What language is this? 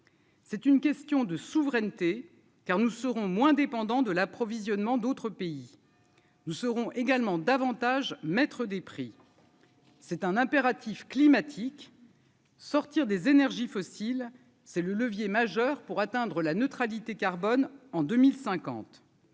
French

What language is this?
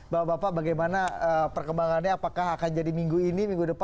Indonesian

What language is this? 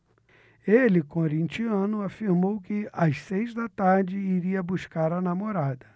Portuguese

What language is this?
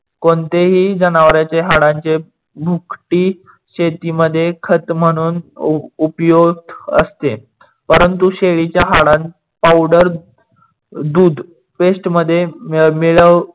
Marathi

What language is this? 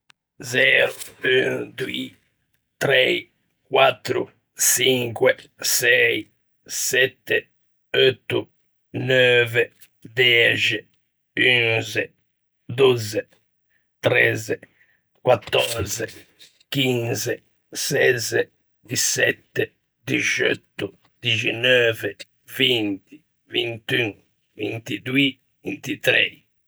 Ligurian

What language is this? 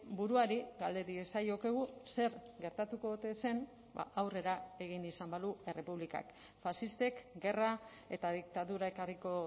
Basque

